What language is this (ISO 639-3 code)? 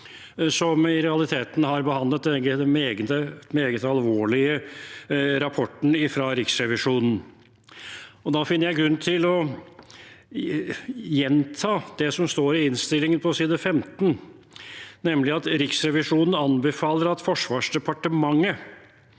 nor